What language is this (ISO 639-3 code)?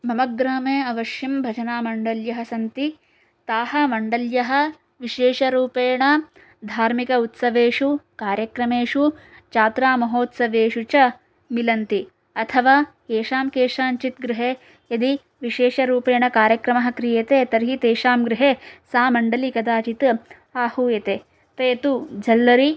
san